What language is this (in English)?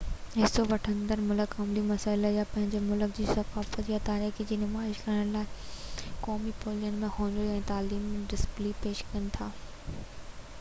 Sindhi